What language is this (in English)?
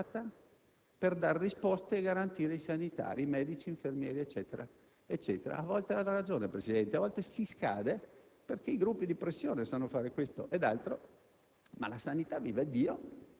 Italian